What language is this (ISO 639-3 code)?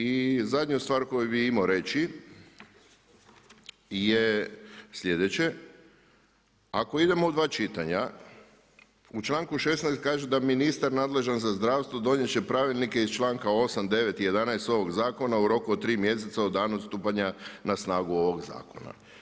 hrv